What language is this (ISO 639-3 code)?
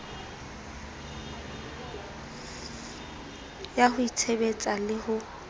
sot